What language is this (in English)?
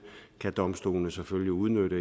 Danish